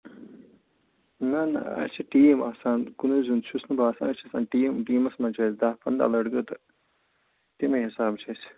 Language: Kashmiri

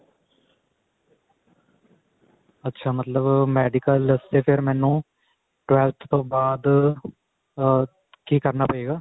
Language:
Punjabi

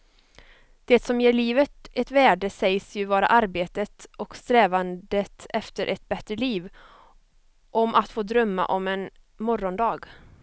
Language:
Swedish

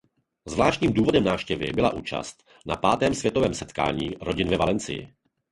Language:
Czech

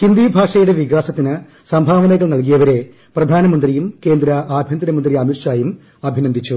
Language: Malayalam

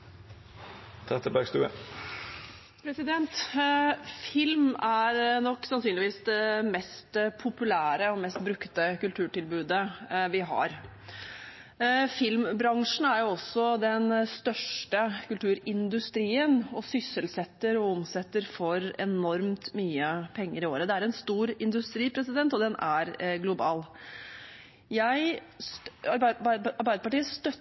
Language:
Norwegian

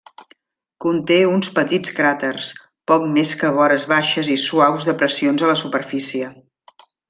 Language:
Catalan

